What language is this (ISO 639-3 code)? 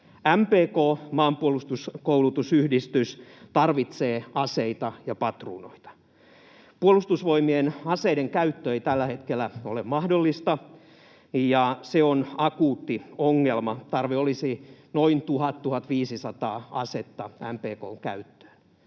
fin